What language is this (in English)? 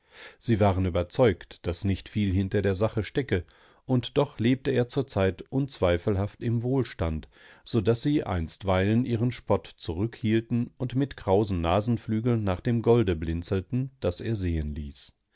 German